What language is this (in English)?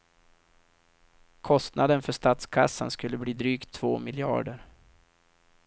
Swedish